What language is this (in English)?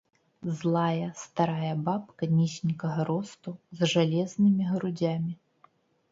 Belarusian